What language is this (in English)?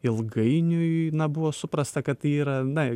Lithuanian